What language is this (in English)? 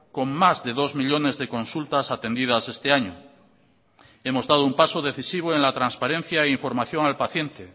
Spanish